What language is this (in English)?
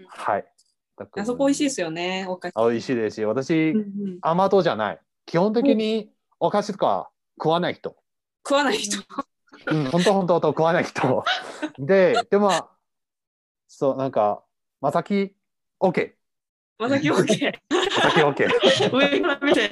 Japanese